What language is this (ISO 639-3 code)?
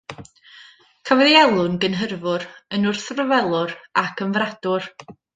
cym